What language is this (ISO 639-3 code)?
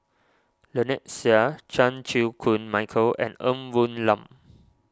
eng